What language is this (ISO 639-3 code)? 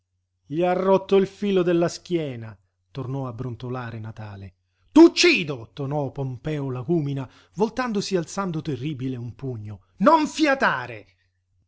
ita